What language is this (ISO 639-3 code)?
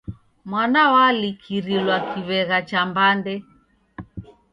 dav